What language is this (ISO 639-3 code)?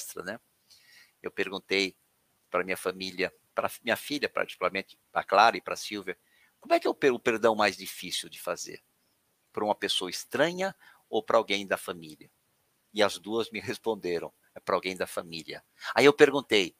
por